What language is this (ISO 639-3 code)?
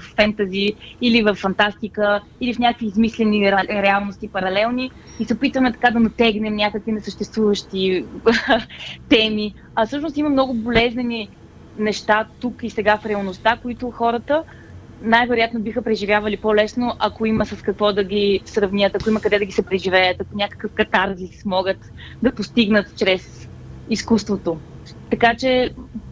bul